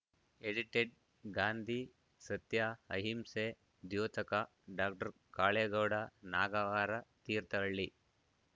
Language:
Kannada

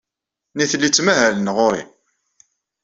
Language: Kabyle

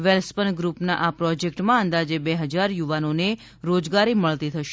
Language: Gujarati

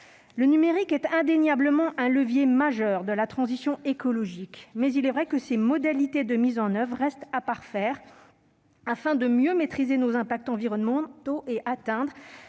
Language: French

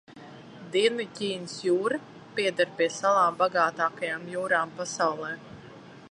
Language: Latvian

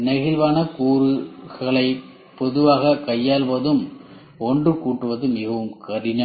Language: Tamil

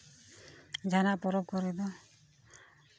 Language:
Santali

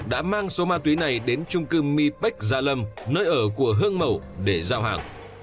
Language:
Vietnamese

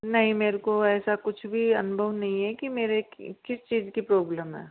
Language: Hindi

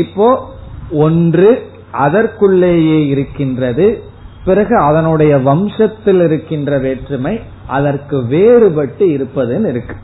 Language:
Tamil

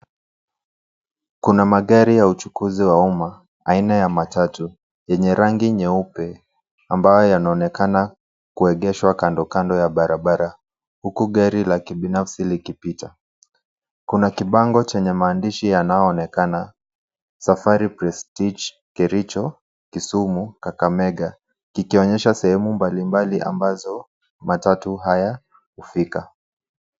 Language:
Swahili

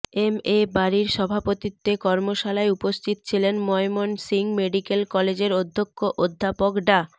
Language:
Bangla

